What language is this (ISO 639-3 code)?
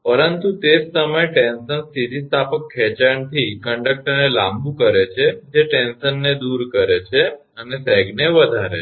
guj